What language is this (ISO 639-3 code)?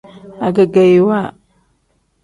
kdh